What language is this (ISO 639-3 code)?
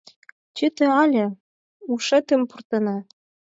chm